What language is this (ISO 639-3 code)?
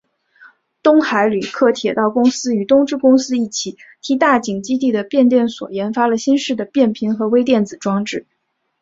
zho